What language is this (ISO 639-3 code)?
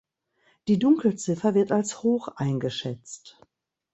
deu